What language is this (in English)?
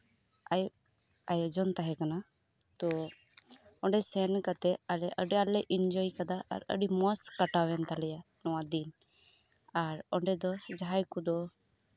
Santali